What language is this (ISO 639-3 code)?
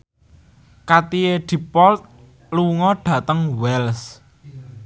jav